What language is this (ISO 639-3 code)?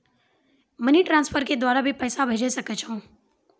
mai